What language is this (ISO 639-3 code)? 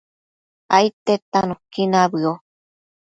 mcf